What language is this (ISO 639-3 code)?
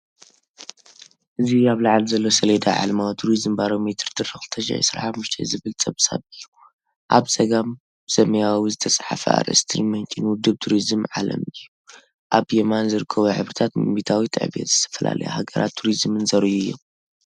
tir